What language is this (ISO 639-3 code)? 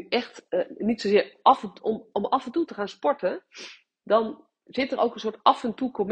nld